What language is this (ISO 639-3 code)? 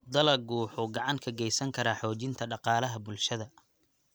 som